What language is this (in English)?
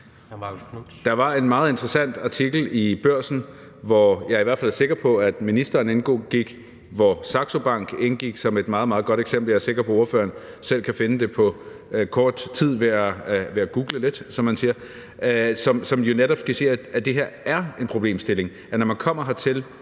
Danish